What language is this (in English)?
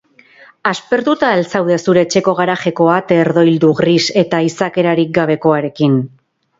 Basque